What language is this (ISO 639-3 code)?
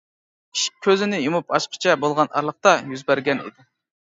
uig